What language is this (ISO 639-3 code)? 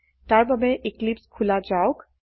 asm